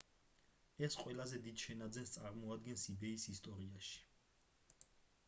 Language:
Georgian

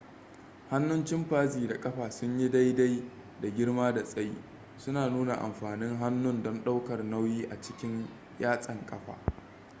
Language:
Hausa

